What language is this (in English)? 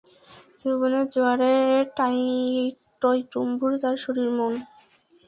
Bangla